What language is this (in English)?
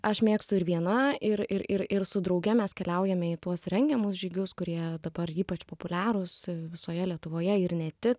Lithuanian